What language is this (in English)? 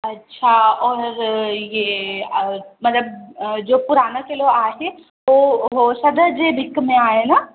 Sindhi